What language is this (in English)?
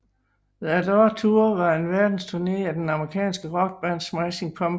Danish